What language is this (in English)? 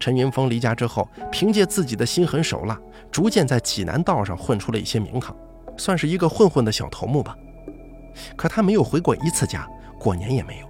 Chinese